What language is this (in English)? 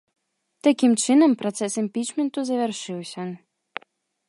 Belarusian